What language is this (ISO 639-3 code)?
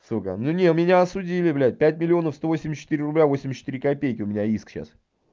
rus